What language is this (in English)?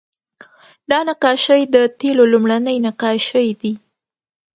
Pashto